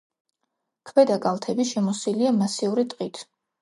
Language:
Georgian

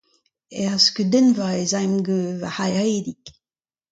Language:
Breton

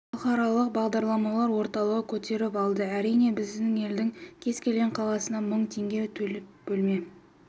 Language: Kazakh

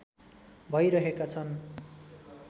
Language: Nepali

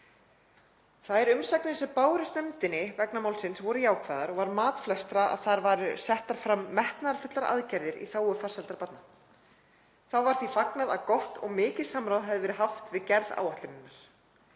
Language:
Icelandic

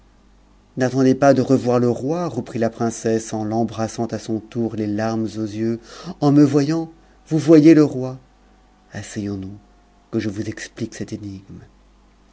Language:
French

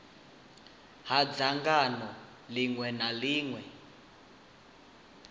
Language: Venda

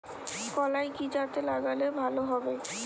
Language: Bangla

